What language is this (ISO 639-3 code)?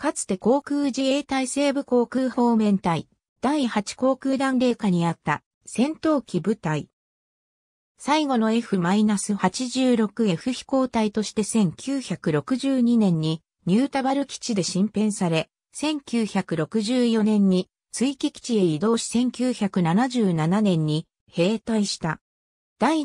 jpn